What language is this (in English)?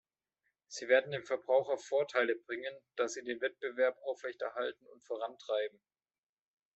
German